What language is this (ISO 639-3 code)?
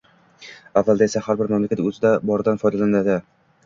uzb